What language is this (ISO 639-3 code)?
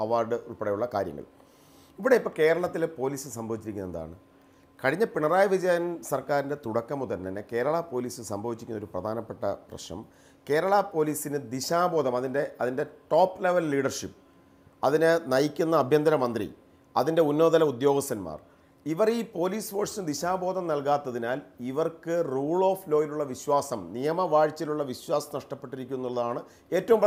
tur